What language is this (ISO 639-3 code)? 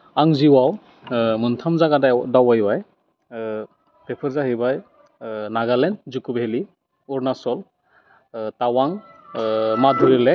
brx